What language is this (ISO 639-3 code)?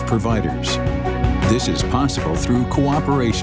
ind